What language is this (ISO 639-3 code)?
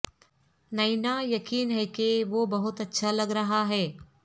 urd